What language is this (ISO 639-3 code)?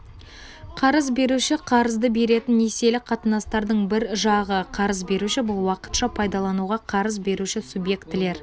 kaz